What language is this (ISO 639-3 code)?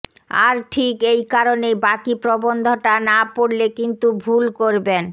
ben